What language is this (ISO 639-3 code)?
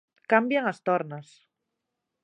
glg